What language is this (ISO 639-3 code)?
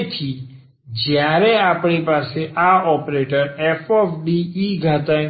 guj